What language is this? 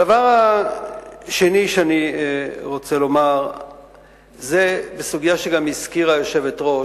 Hebrew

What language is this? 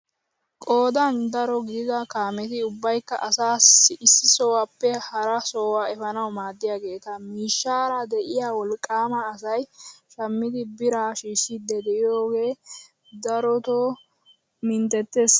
Wolaytta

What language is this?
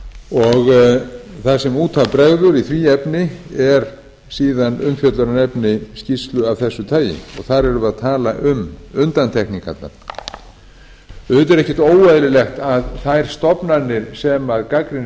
Icelandic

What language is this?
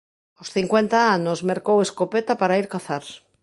Galician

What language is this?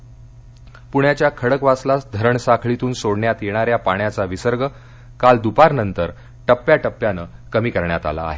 Marathi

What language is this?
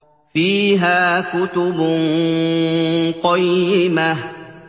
Arabic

